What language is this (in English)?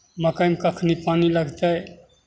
Maithili